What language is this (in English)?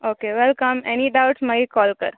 Konkani